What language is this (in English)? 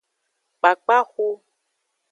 Aja (Benin)